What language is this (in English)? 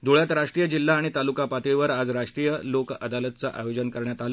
Marathi